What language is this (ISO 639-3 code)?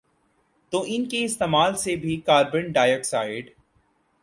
urd